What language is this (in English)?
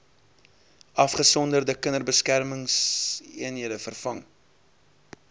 Afrikaans